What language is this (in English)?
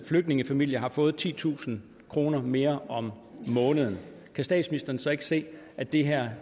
Danish